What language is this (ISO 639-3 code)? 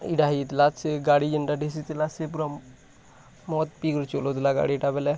ori